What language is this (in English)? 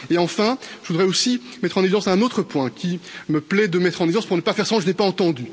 French